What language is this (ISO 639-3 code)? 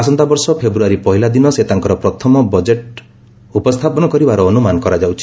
ori